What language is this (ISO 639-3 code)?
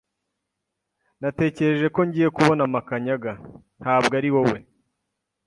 kin